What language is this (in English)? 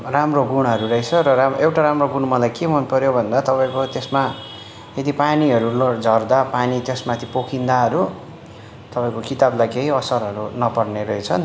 Nepali